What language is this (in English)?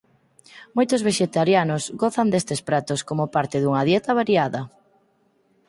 Galician